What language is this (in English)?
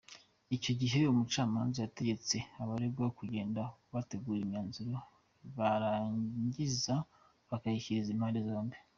Kinyarwanda